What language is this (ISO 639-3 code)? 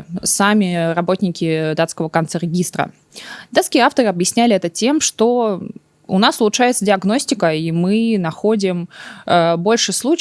rus